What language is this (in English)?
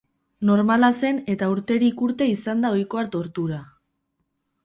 Basque